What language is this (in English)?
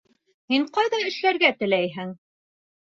Bashkir